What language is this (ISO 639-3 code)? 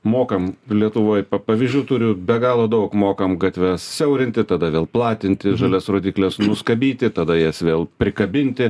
lit